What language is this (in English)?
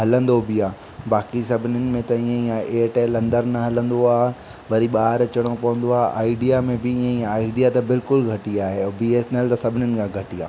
Sindhi